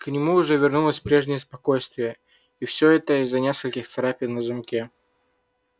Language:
Russian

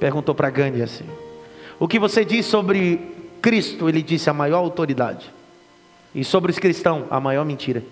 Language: Portuguese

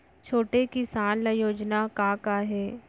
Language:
Chhattisgarhi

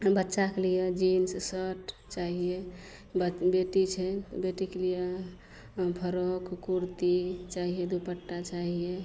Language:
Maithili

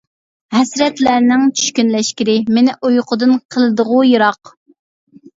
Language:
Uyghur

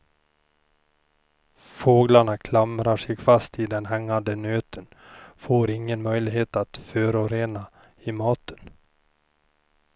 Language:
Swedish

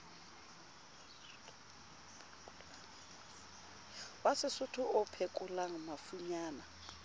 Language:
Southern Sotho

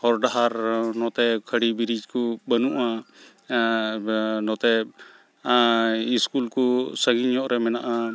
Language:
Santali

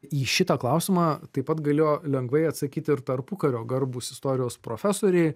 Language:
Lithuanian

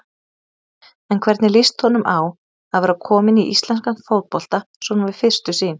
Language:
Icelandic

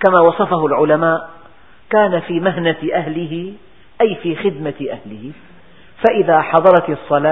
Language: Arabic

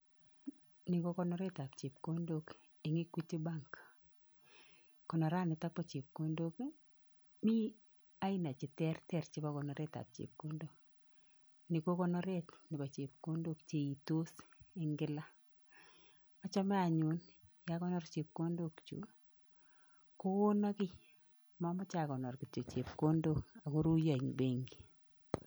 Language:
Kalenjin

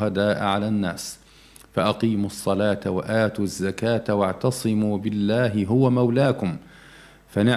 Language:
Arabic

